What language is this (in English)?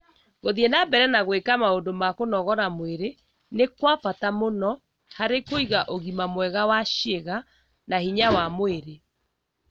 Kikuyu